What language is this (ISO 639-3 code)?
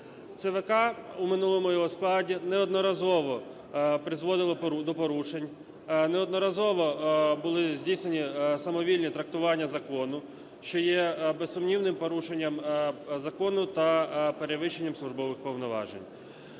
ukr